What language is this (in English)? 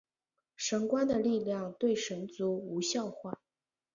Chinese